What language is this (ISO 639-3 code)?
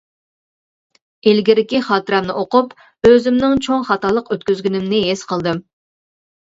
uig